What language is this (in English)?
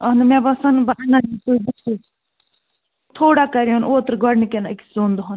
Kashmiri